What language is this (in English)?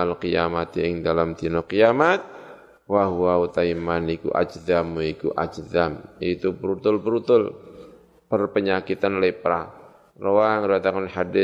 Indonesian